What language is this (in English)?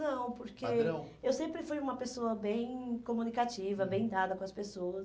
Portuguese